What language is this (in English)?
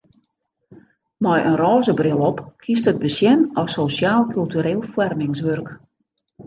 Western Frisian